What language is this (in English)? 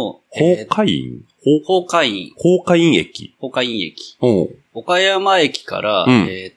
Japanese